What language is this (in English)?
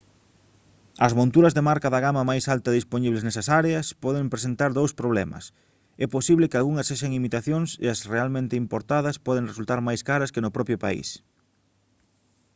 Galician